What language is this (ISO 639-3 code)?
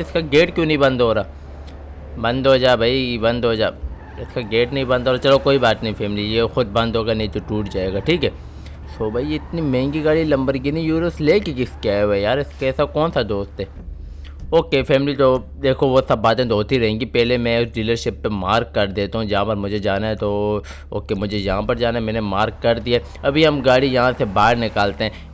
urd